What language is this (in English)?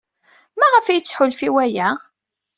Kabyle